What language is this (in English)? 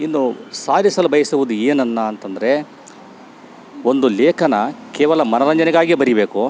Kannada